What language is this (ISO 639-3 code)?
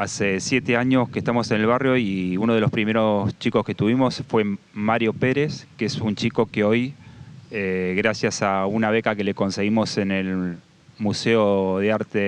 spa